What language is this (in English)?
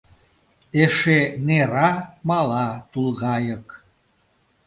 Mari